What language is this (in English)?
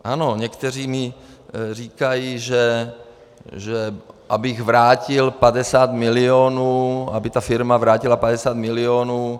Czech